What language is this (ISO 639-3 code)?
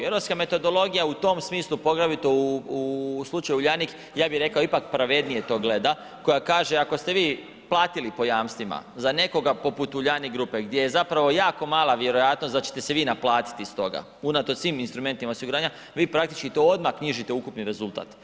hrv